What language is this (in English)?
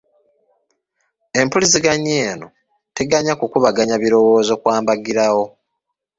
Ganda